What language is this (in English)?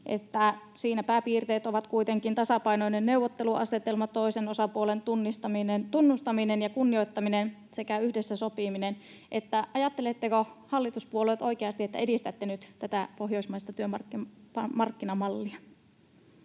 Finnish